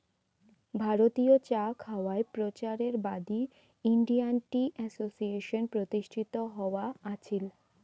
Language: Bangla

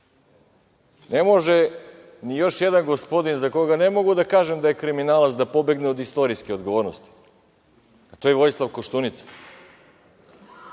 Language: Serbian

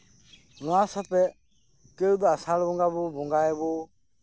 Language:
Santali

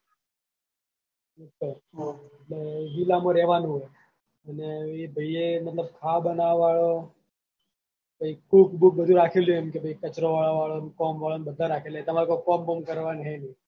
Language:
Gujarati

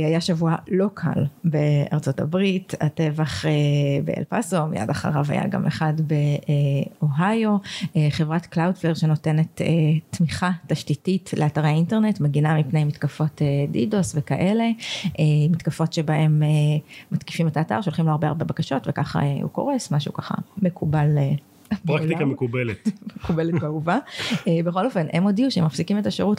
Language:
Hebrew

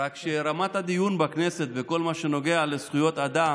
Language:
Hebrew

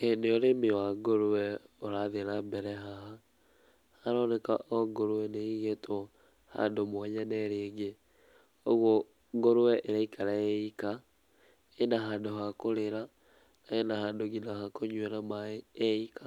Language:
Kikuyu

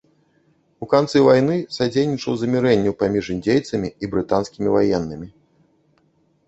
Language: Belarusian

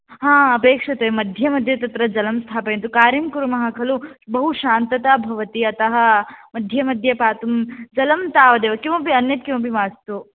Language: Sanskrit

